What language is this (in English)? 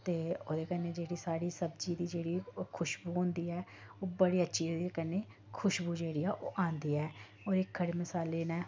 Dogri